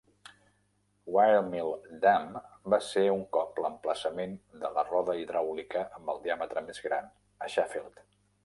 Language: Catalan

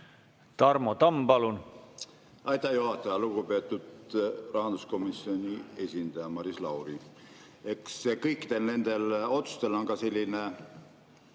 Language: Estonian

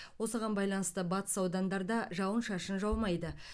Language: Kazakh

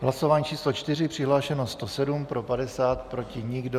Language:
Czech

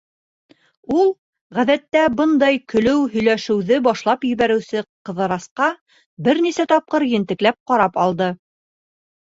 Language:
Bashkir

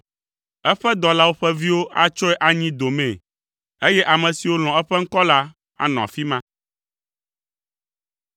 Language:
Ewe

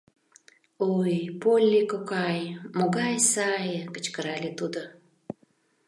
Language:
Mari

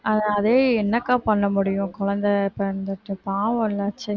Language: Tamil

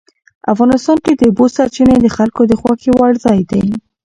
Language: Pashto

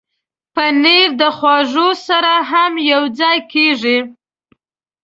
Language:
Pashto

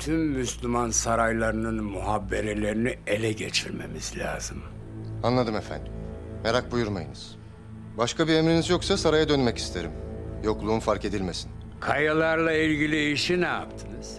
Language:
Turkish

